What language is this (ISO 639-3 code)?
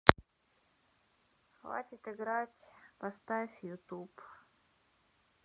rus